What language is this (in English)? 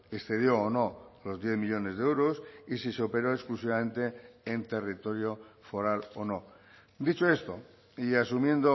Spanish